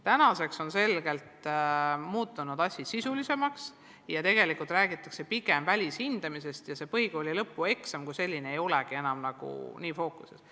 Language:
Estonian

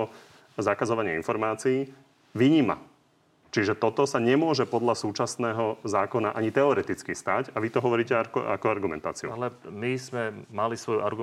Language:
Slovak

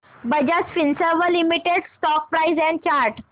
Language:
Marathi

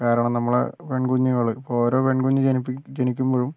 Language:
Malayalam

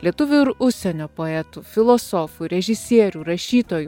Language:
Lithuanian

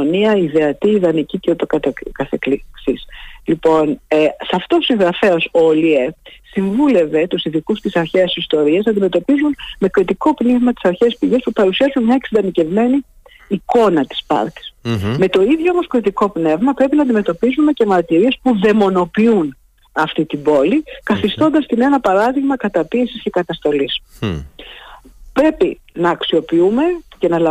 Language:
Greek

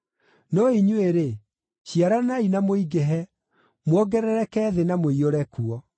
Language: Kikuyu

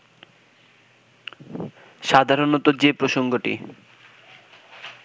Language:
Bangla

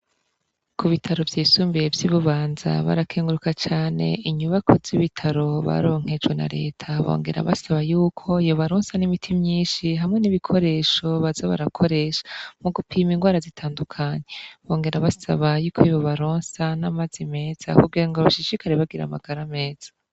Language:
Rundi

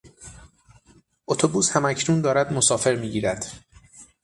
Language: Persian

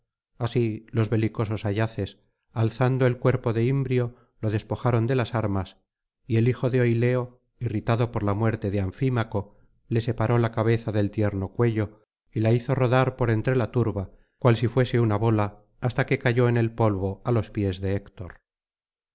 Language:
Spanish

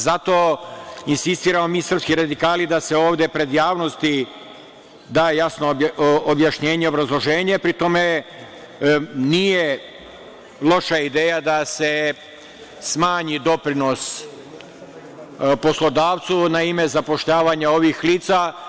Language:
Serbian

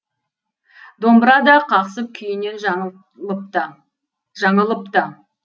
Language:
Kazakh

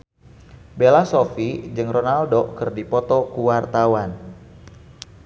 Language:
Sundanese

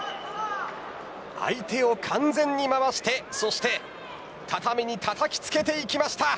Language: Japanese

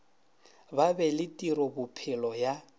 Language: Northern Sotho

